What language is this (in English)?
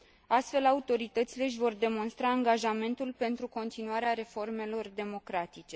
Romanian